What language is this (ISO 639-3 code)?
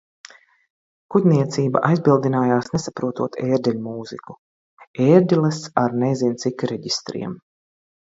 lav